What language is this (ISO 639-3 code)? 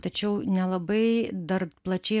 lit